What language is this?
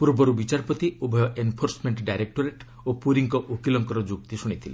Odia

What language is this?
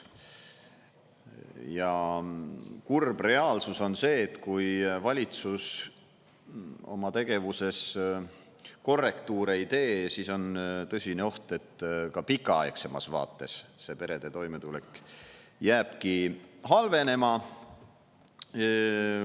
Estonian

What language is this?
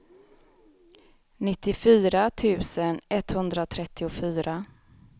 Swedish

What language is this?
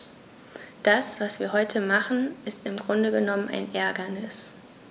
German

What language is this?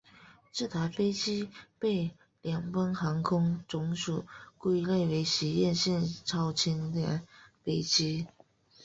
Chinese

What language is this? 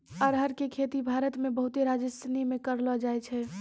Maithili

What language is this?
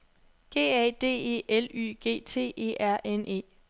Danish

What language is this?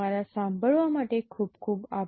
Gujarati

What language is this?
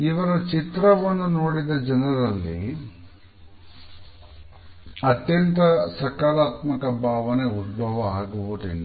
Kannada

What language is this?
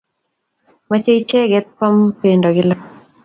Kalenjin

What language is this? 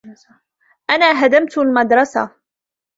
Arabic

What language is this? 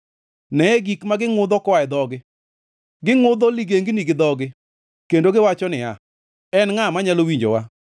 Luo (Kenya and Tanzania)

